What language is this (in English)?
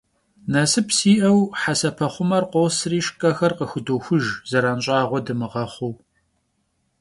Kabardian